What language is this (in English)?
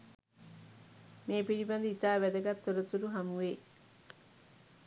Sinhala